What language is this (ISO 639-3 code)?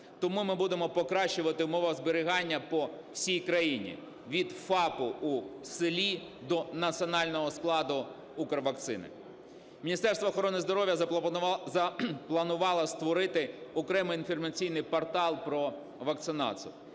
ukr